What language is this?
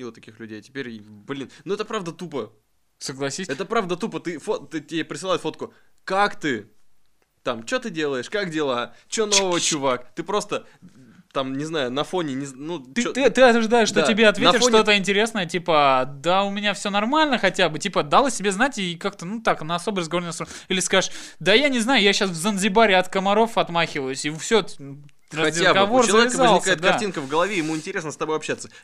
Russian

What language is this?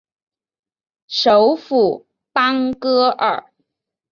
Chinese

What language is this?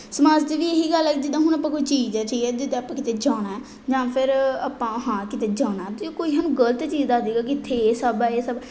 Punjabi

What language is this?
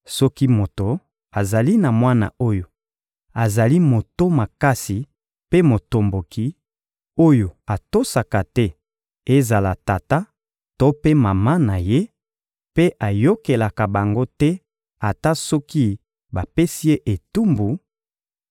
Lingala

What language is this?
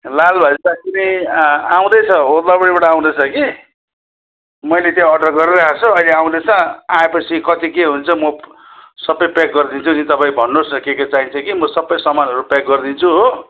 Nepali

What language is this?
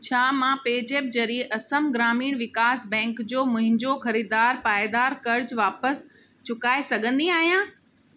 Sindhi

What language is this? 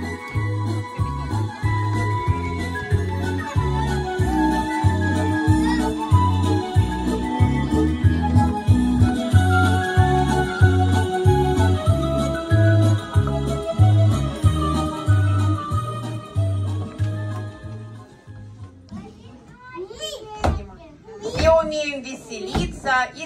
Russian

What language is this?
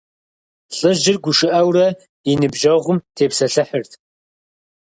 Kabardian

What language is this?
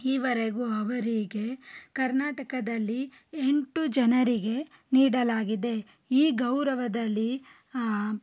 Kannada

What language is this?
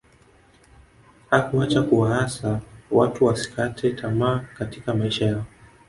Swahili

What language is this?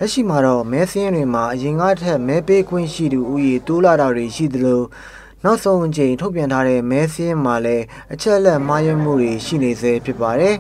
Romanian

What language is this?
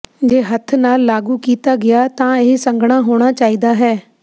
Punjabi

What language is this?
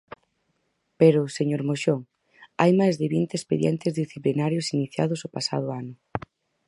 Galician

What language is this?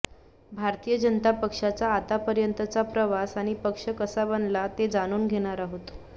Marathi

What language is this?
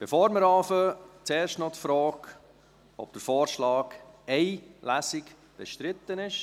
Swiss German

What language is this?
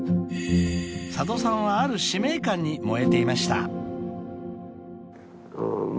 Japanese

